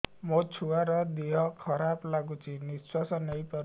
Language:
Odia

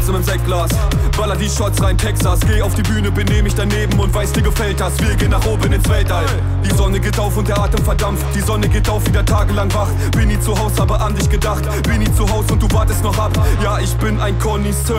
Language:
German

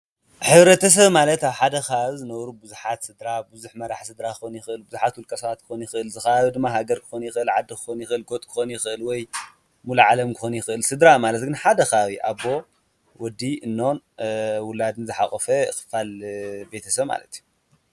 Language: Tigrinya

